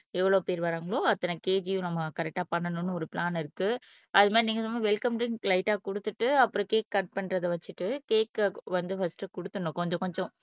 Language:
Tamil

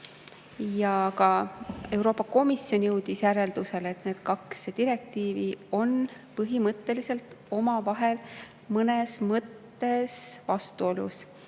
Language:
Estonian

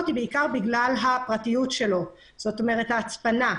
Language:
Hebrew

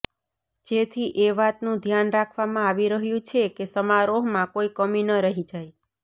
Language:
Gujarati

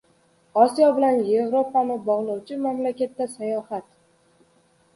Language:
Uzbek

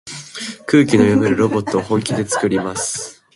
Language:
Japanese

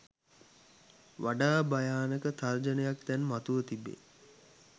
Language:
Sinhala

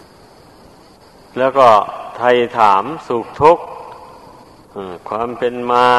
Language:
Thai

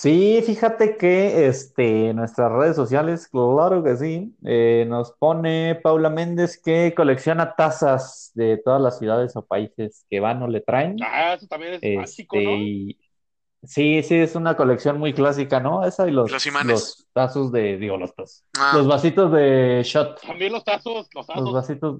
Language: Spanish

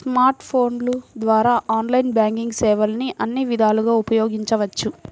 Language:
Telugu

